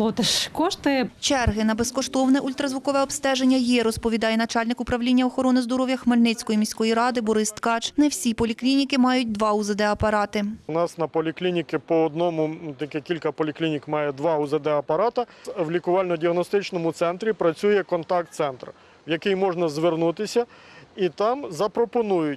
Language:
Ukrainian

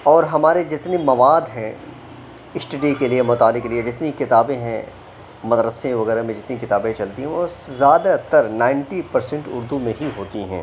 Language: Urdu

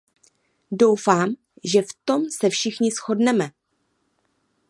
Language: Czech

